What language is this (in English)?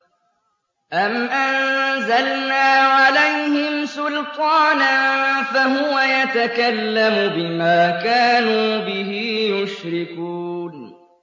Arabic